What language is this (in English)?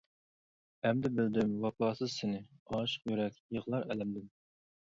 Uyghur